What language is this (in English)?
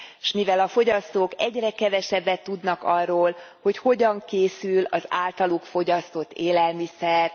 Hungarian